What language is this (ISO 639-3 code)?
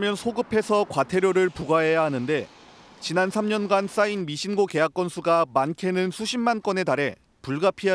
kor